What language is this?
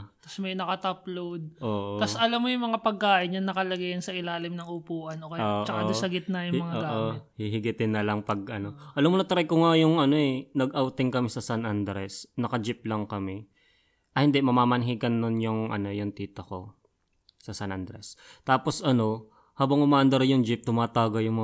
Filipino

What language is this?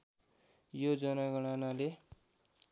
Nepali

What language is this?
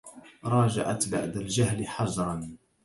Arabic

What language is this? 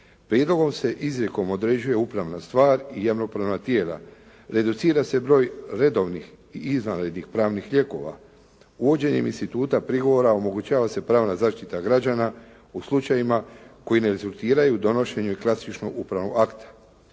Croatian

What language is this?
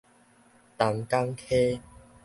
Min Nan Chinese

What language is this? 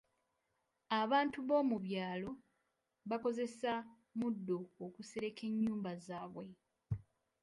Ganda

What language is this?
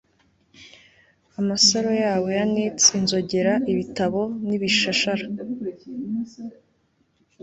Kinyarwanda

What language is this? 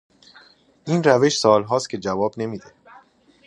Persian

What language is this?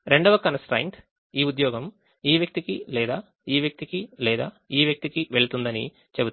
Telugu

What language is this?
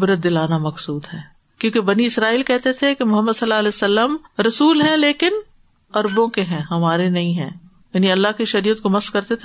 Urdu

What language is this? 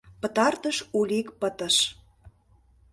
Mari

